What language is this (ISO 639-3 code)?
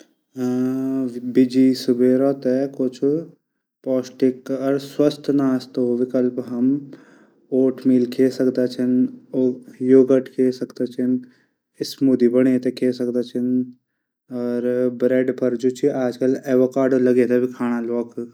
gbm